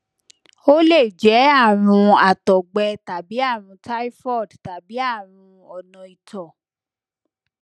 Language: Yoruba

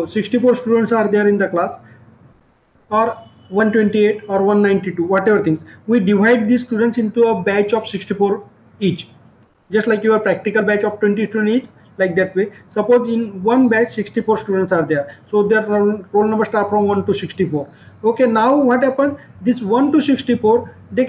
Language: English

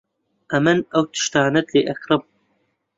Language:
Central Kurdish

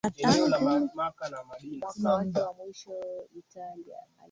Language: Swahili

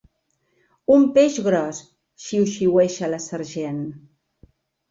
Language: Catalan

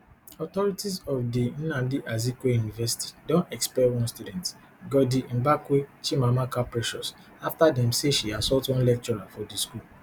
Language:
Nigerian Pidgin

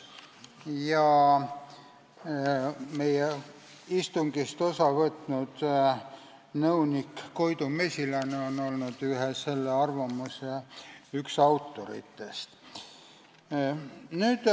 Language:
Estonian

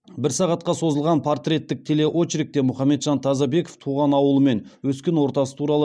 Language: Kazakh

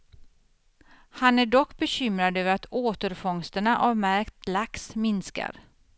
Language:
Swedish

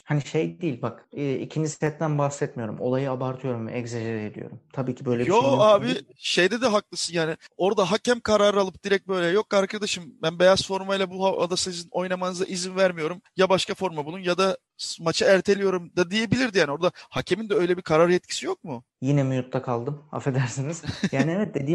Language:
Turkish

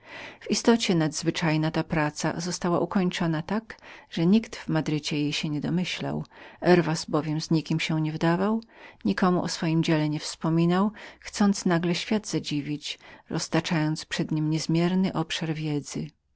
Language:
Polish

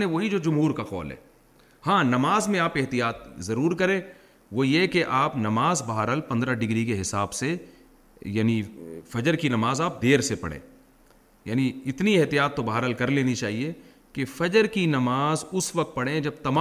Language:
Urdu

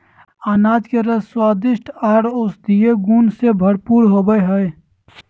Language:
Magahi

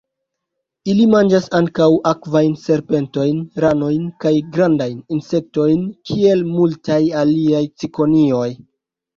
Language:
Esperanto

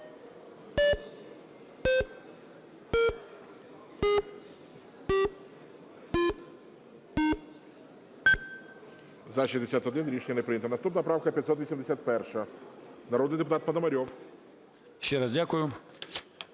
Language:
Ukrainian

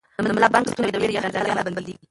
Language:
Pashto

